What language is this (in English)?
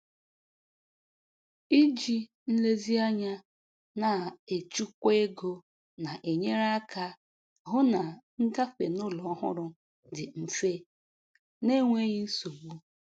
Igbo